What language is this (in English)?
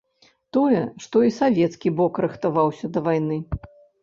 Belarusian